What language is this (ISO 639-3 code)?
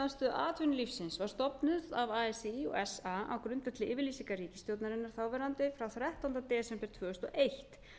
isl